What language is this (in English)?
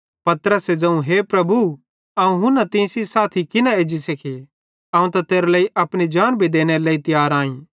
Bhadrawahi